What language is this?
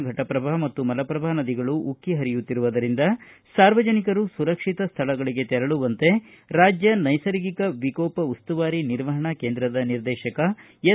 Kannada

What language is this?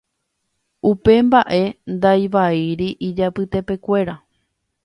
Guarani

